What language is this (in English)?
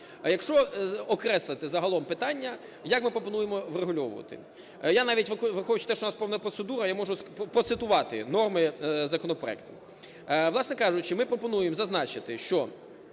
Ukrainian